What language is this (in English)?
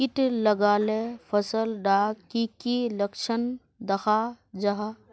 Magahi